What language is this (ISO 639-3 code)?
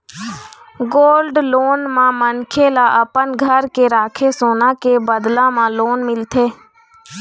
hne